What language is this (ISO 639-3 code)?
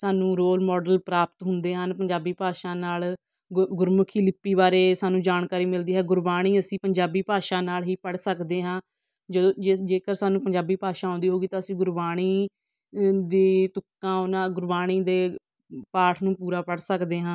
pan